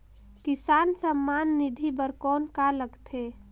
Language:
Chhattisgarhi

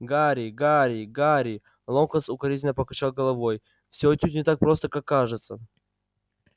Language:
Russian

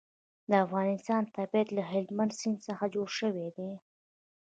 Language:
Pashto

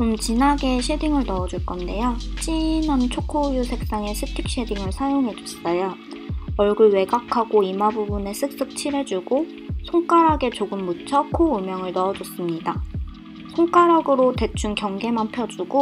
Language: Korean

